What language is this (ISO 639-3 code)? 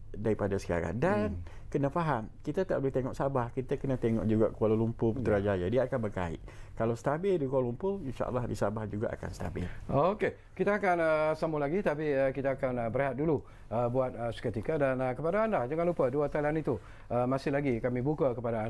msa